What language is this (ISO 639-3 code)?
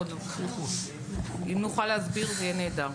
heb